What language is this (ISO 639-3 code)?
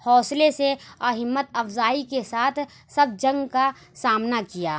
urd